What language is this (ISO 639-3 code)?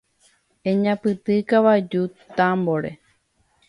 grn